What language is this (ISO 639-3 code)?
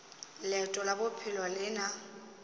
nso